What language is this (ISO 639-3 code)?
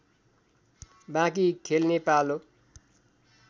nep